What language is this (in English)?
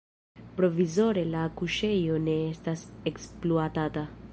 Esperanto